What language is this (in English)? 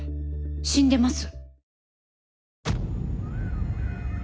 Japanese